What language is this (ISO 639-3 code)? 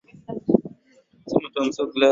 swa